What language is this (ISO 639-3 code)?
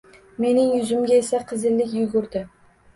uzb